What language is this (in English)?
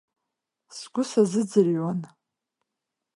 Abkhazian